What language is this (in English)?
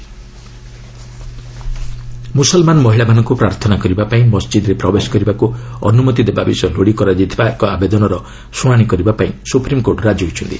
Odia